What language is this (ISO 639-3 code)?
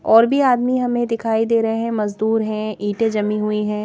hin